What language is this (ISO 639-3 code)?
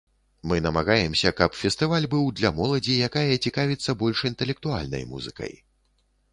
bel